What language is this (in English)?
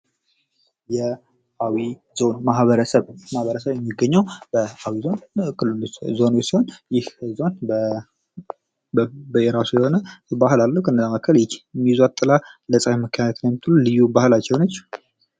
Amharic